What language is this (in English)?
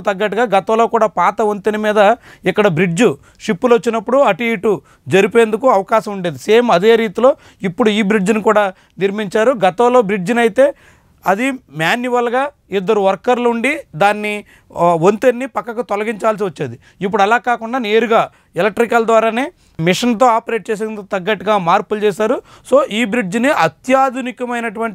Telugu